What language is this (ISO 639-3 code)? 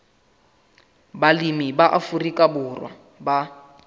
sot